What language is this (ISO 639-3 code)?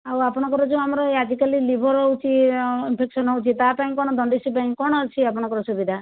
ori